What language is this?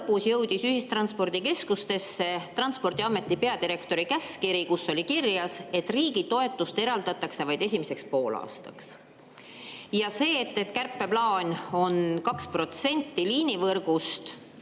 Estonian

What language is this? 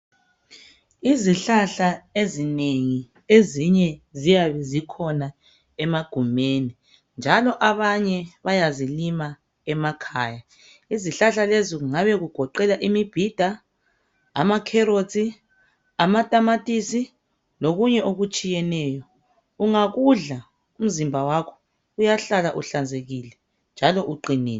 North Ndebele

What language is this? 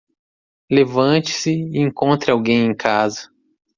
Portuguese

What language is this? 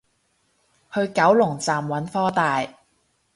Cantonese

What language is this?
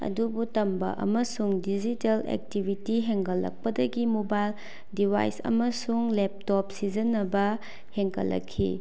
Manipuri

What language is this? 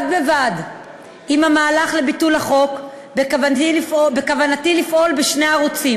Hebrew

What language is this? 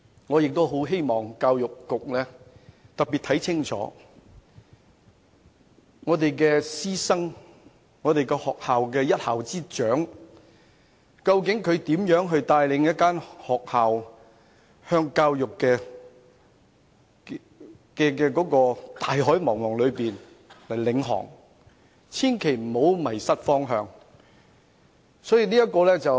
Cantonese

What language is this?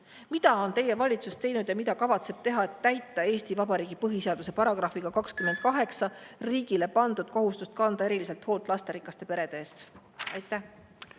Estonian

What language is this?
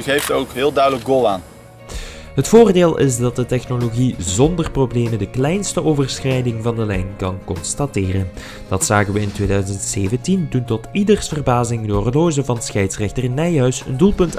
Dutch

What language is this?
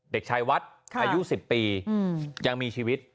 Thai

